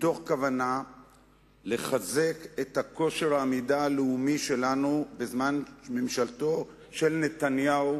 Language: Hebrew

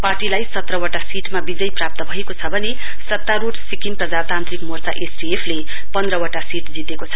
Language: Nepali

